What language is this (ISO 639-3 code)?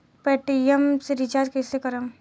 bho